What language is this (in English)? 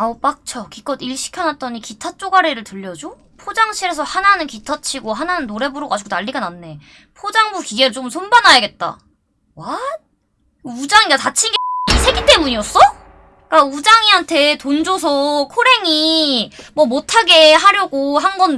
Korean